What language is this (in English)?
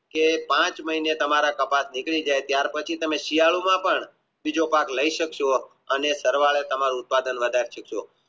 Gujarati